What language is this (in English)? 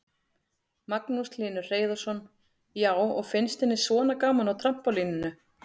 Icelandic